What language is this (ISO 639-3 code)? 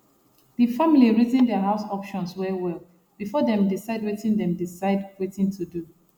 pcm